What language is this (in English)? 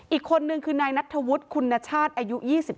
Thai